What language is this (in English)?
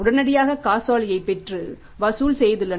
Tamil